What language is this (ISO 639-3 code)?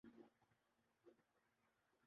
urd